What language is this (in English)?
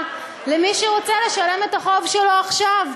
Hebrew